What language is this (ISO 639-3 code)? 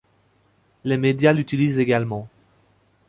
fra